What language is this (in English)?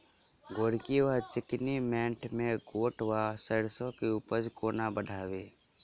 Maithili